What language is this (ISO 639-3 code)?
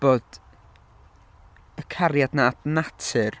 cym